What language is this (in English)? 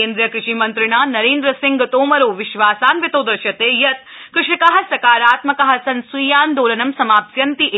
Sanskrit